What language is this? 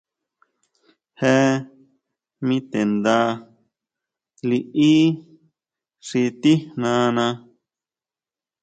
Huautla Mazatec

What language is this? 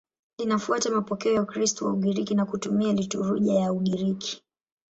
Swahili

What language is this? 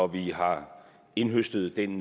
Danish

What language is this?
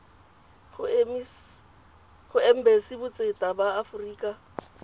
Tswana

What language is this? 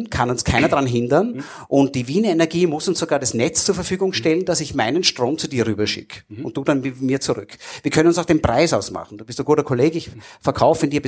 German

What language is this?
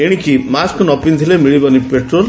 Odia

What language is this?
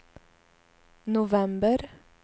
Swedish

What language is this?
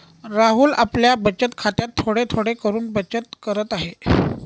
Marathi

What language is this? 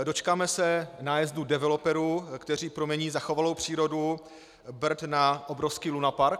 Czech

